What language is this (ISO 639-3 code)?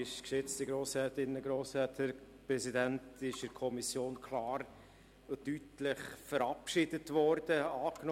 gsw